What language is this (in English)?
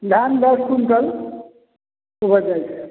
Maithili